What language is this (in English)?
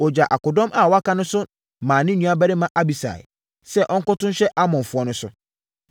Akan